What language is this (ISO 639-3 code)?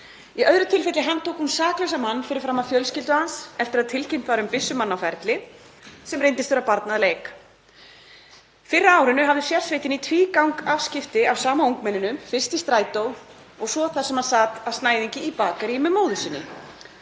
isl